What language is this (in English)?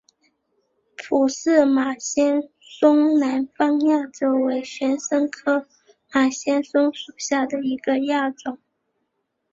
Chinese